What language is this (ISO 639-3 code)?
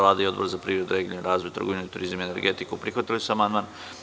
srp